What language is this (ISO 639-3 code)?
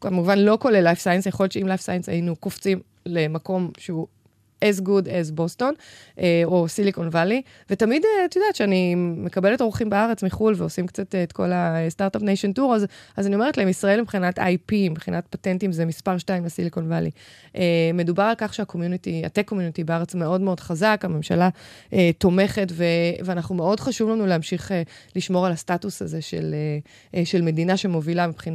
heb